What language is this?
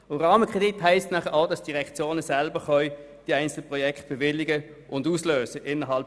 Swiss German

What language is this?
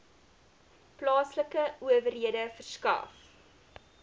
Afrikaans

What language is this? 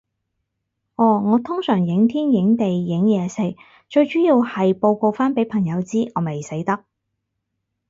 Cantonese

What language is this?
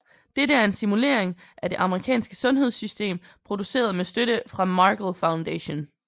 Danish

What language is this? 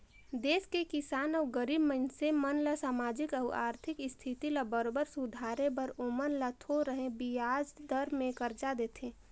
Chhattisgarhi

